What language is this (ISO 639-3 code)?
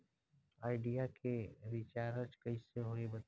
bho